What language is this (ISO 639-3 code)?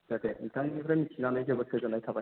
brx